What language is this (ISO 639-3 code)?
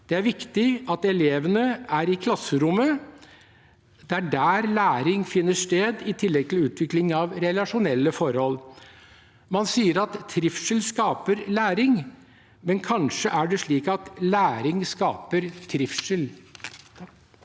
nor